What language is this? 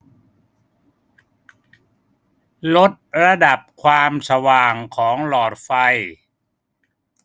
Thai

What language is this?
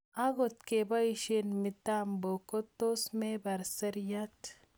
Kalenjin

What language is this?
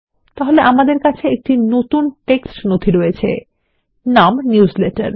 Bangla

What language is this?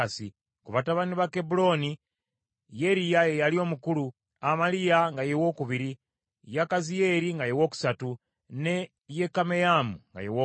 Ganda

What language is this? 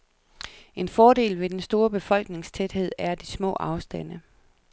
Danish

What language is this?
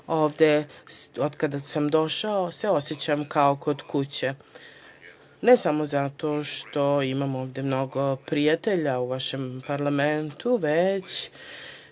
Serbian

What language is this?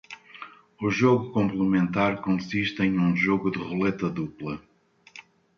Portuguese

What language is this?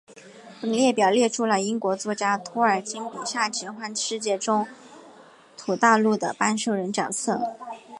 Chinese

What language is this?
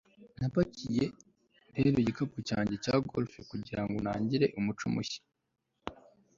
Kinyarwanda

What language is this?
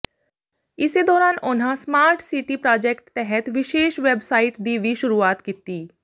Punjabi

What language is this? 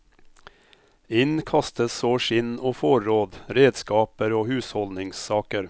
Norwegian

